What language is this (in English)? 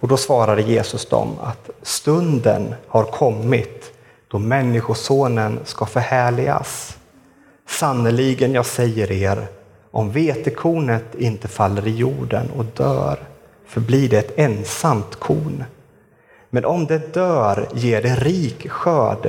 Swedish